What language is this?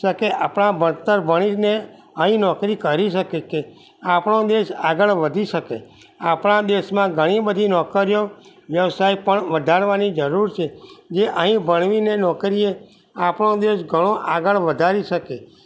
Gujarati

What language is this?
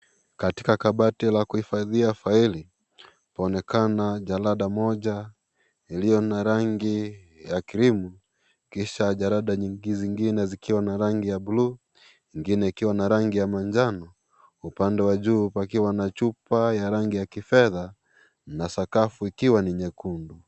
Swahili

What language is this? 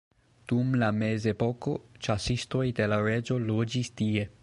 Esperanto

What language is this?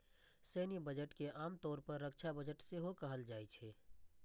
Maithili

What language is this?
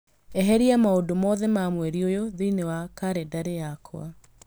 Kikuyu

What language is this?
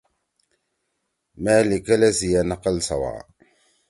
Torwali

